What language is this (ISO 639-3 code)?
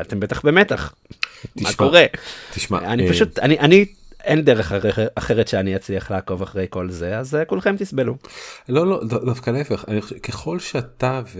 heb